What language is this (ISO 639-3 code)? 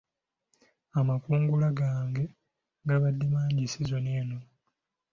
lug